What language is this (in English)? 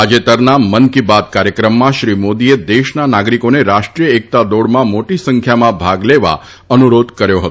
Gujarati